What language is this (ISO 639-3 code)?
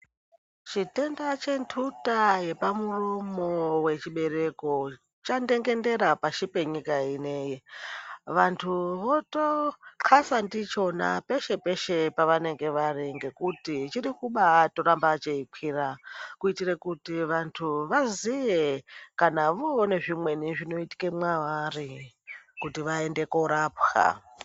ndc